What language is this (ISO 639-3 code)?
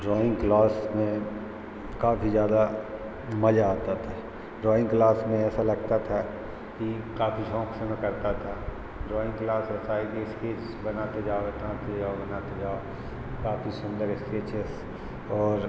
hin